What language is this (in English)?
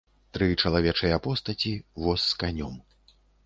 Belarusian